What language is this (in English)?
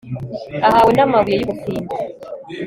Kinyarwanda